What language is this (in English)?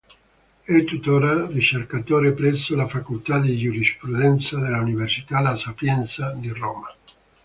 Italian